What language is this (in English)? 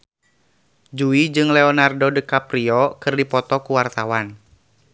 Sundanese